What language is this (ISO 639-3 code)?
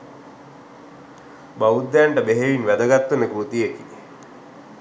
sin